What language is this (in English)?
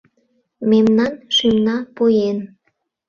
Mari